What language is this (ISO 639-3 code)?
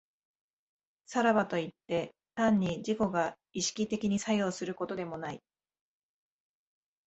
jpn